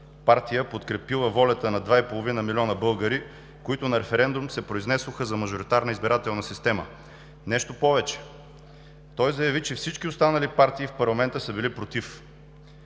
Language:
Bulgarian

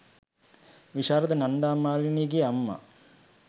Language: Sinhala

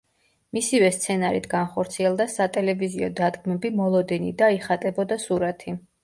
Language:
Georgian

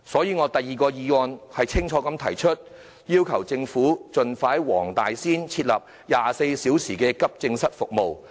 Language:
Cantonese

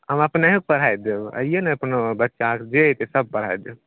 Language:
Maithili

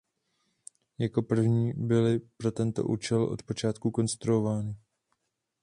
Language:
Czech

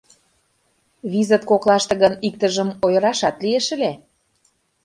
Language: Mari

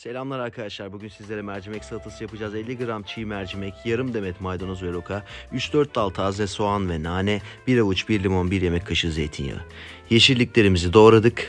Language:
Turkish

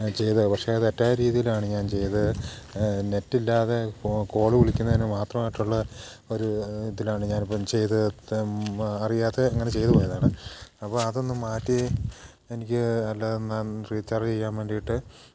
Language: Malayalam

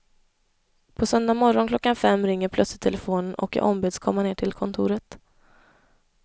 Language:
Swedish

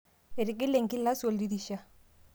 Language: Masai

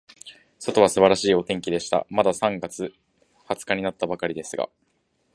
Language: Japanese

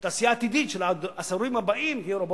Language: Hebrew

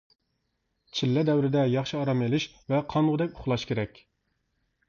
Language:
Uyghur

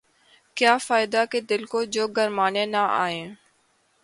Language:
Urdu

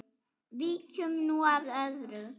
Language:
Icelandic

